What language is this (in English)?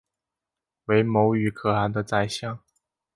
Chinese